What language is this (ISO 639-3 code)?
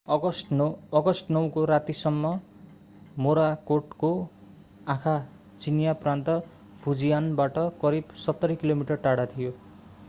nep